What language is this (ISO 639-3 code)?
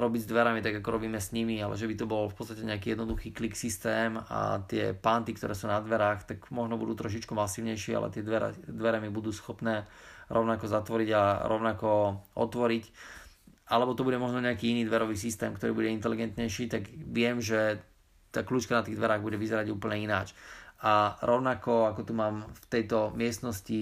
slk